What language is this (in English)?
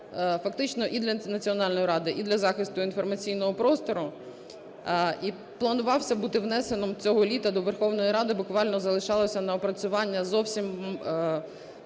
Ukrainian